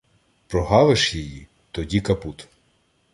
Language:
Ukrainian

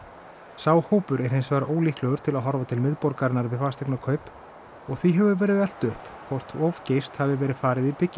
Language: Icelandic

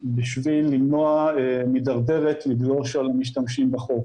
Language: Hebrew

